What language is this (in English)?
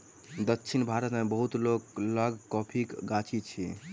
Maithili